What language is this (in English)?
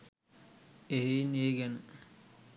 Sinhala